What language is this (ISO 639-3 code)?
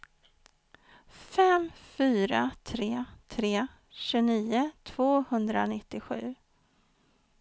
swe